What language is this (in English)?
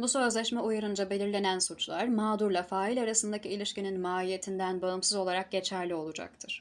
Turkish